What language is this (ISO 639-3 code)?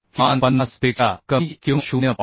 mar